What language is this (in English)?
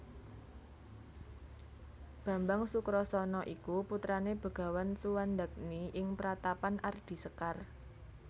Javanese